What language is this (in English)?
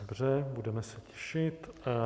Czech